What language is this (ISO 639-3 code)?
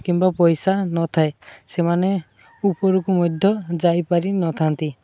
ori